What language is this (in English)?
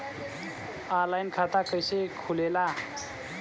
Bhojpuri